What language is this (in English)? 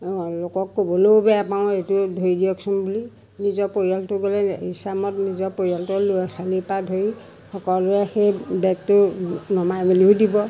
Assamese